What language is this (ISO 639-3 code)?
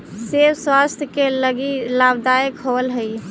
mag